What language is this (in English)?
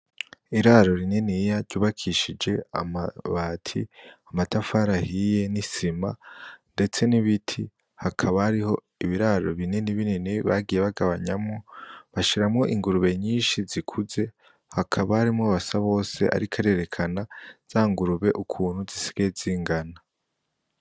Rundi